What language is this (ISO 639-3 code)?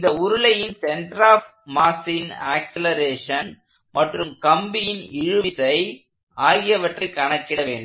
tam